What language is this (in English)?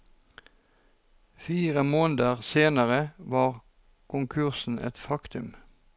Norwegian